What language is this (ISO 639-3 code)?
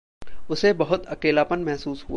hin